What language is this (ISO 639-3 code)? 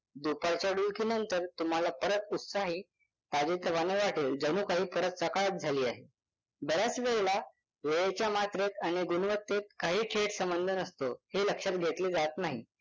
mar